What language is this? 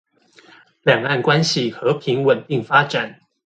Chinese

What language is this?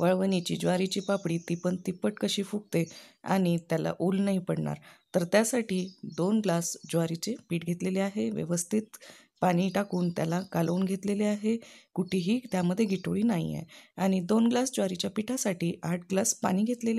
Hindi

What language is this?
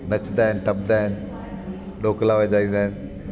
Sindhi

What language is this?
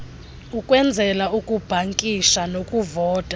Xhosa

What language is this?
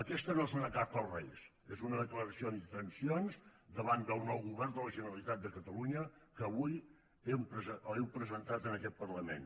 Catalan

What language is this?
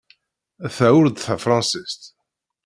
Kabyle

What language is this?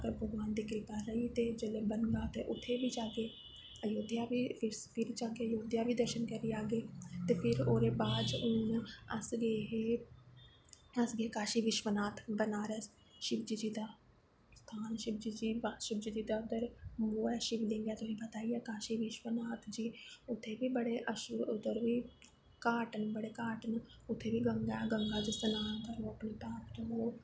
Dogri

